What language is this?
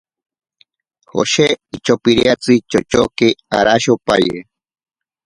Ashéninka Perené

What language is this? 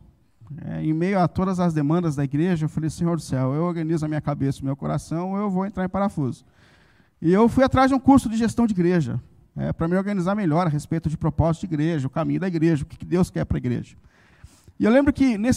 Portuguese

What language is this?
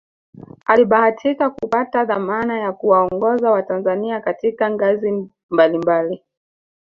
Swahili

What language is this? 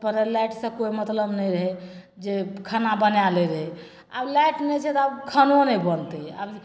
Maithili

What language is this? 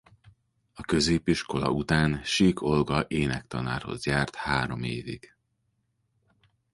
Hungarian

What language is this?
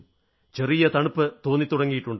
Malayalam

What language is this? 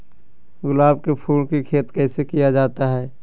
Magahi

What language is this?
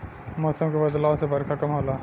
Bhojpuri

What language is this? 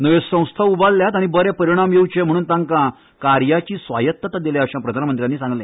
Konkani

